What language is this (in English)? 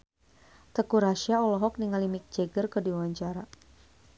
Sundanese